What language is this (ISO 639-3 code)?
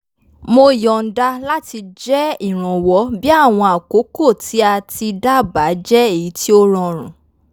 yor